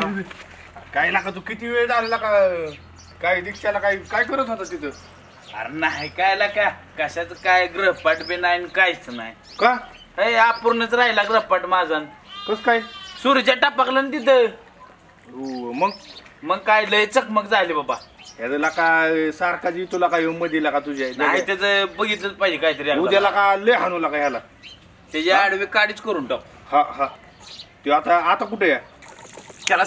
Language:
Marathi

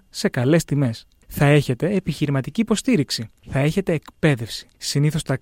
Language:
Greek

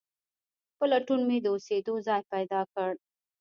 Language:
Pashto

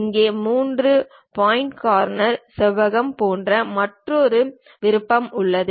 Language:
Tamil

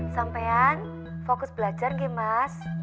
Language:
Indonesian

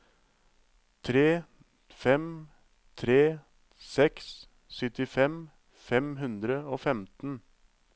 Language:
Norwegian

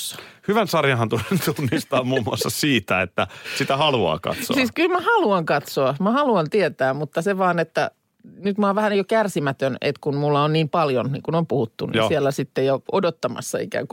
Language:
Finnish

